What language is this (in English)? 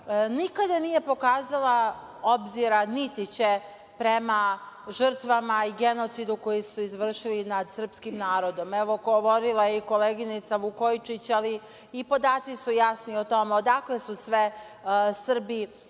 Serbian